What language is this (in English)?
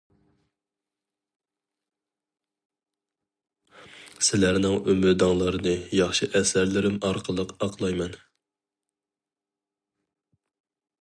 Uyghur